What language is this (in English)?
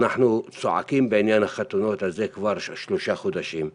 Hebrew